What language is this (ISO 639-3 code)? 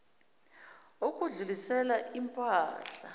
zul